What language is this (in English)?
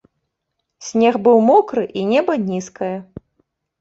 Belarusian